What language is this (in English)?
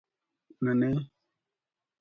Brahui